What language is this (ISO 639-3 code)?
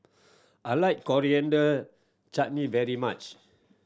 eng